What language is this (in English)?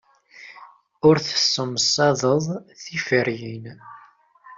Kabyle